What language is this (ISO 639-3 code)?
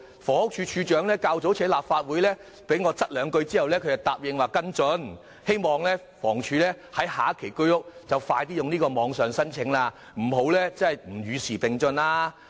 yue